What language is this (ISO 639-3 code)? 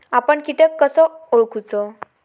mar